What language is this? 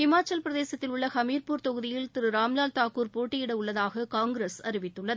Tamil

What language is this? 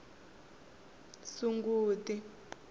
Tsonga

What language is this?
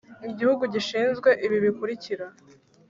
Kinyarwanda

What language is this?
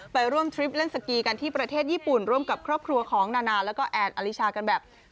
Thai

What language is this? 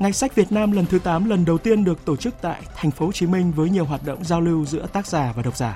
Vietnamese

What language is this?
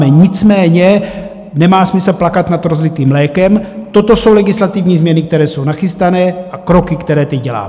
Czech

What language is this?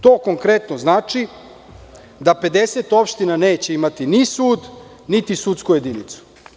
Serbian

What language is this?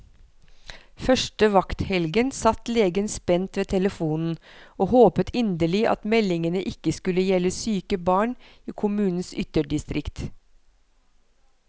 Norwegian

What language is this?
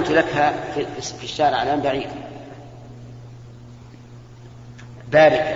Arabic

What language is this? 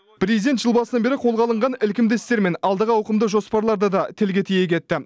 Kazakh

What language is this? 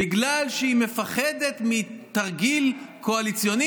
Hebrew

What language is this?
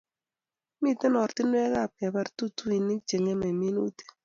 Kalenjin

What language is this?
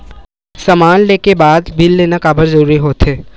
Chhattisgarhi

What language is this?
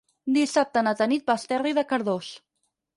Catalan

